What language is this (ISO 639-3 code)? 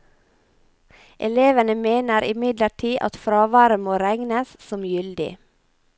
nor